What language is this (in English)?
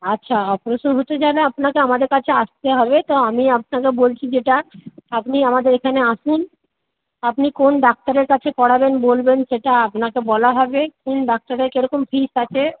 Bangla